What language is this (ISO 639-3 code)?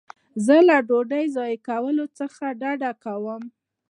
pus